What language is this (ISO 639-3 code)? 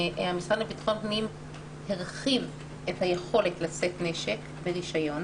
heb